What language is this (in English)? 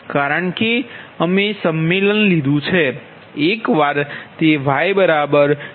Gujarati